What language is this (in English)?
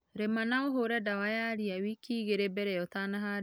Kikuyu